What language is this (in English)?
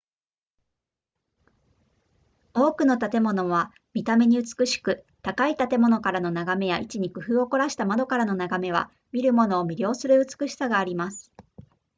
Japanese